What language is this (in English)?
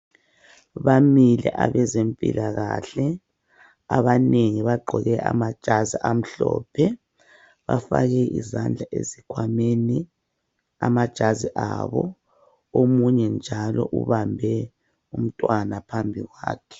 North Ndebele